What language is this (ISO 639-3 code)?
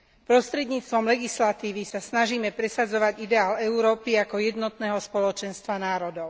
slk